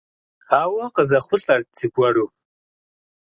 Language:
Kabardian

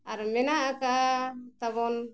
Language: Santali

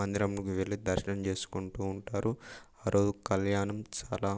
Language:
Telugu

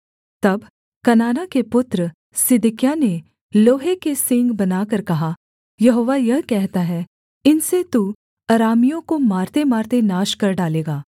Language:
Hindi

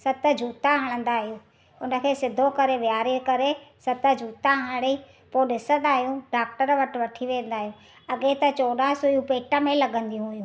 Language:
Sindhi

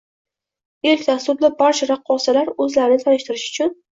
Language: Uzbek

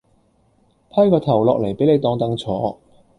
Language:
Cantonese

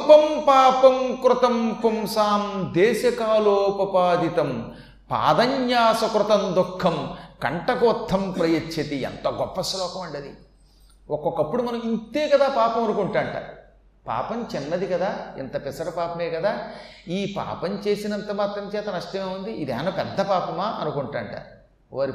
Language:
Telugu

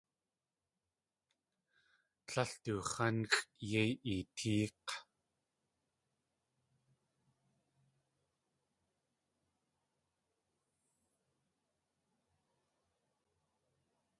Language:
Tlingit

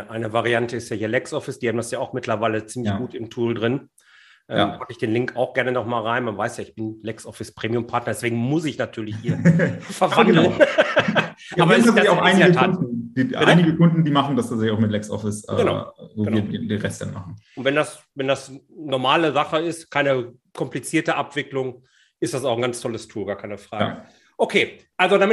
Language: German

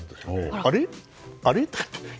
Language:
Japanese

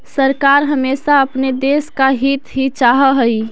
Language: Magahi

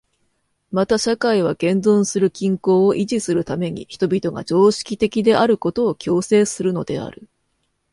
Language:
Japanese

